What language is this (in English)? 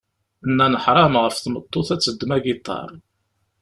Kabyle